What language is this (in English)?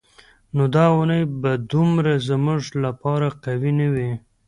Pashto